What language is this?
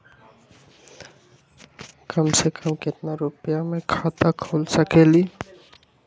Magahi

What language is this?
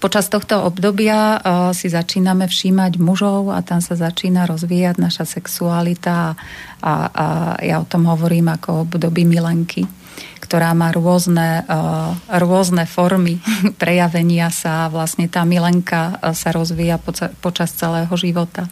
Slovak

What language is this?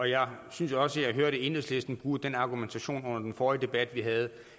Danish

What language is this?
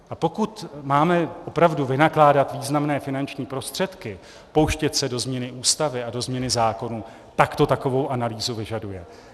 Czech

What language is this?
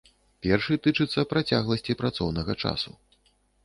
Belarusian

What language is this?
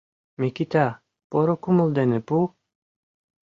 Mari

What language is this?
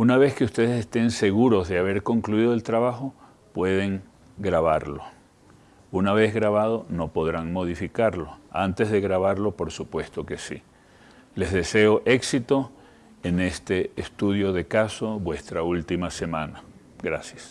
Spanish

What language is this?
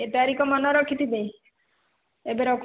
Odia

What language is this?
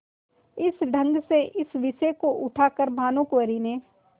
Hindi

